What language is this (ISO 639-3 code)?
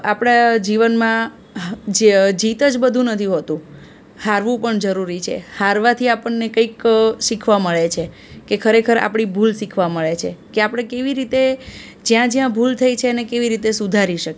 guj